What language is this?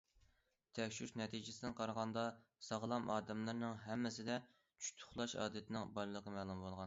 Uyghur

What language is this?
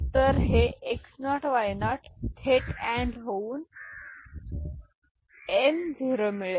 Marathi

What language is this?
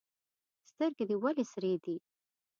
Pashto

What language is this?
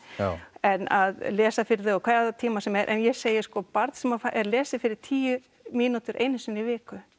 Icelandic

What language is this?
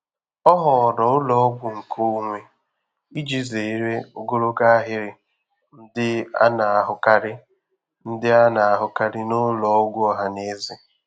Igbo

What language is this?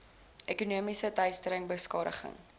Afrikaans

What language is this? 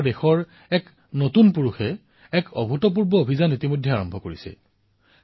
Assamese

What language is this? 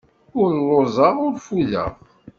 Kabyle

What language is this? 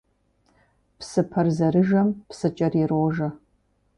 Kabardian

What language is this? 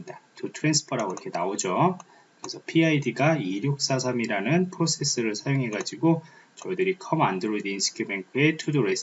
Korean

